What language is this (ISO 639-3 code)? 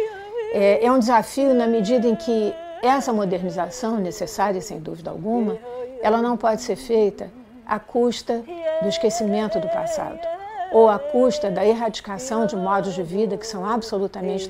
por